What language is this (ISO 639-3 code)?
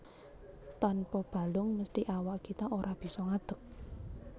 jav